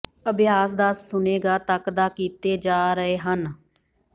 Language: Punjabi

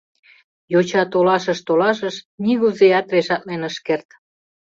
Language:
Mari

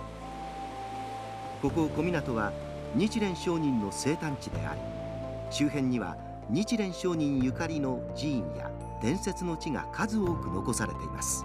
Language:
Japanese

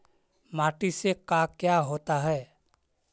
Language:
Magahi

